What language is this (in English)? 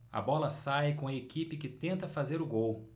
Portuguese